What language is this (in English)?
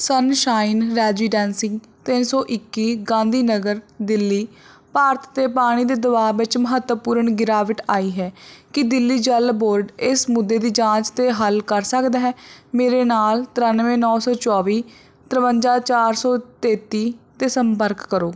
Punjabi